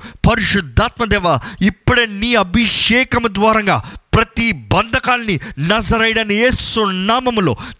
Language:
Telugu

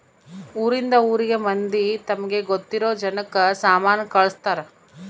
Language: Kannada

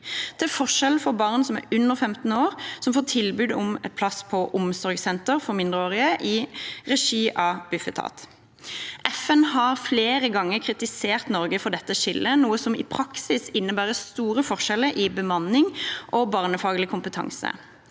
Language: Norwegian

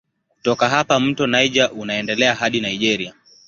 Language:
Swahili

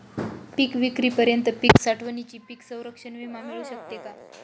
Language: Marathi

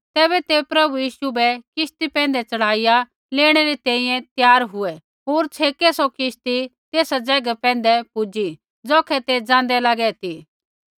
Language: Kullu Pahari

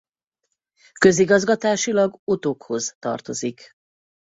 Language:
Hungarian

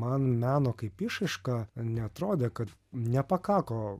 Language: Lithuanian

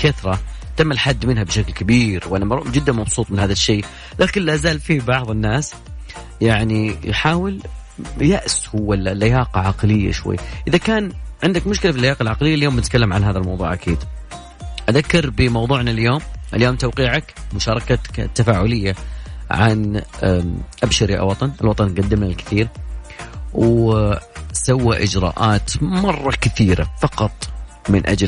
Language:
Arabic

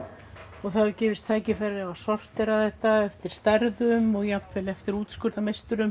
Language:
Icelandic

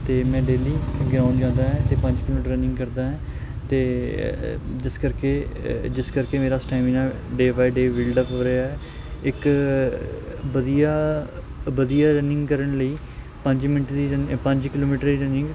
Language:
Punjabi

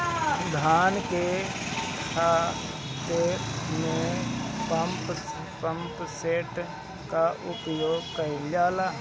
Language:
Bhojpuri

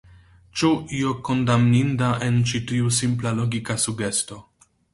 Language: Esperanto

